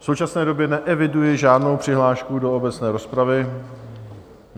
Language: Czech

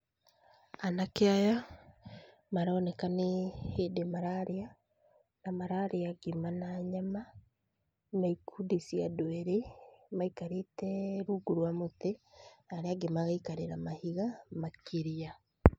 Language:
Kikuyu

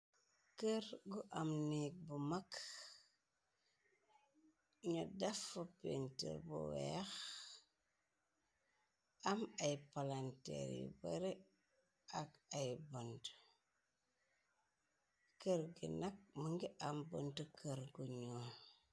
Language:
Wolof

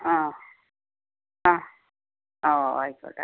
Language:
Malayalam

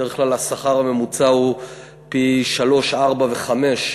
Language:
Hebrew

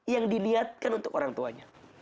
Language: Indonesian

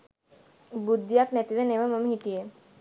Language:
Sinhala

